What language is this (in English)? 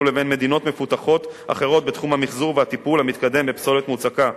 Hebrew